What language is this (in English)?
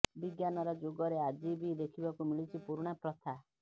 Odia